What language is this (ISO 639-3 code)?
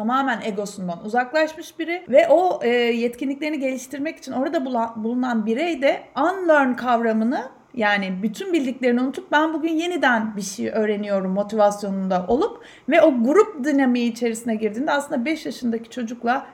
tur